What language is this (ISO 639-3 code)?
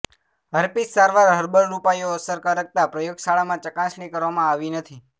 guj